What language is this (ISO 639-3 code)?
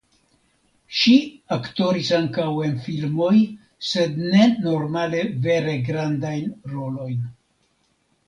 epo